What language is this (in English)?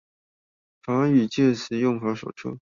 Chinese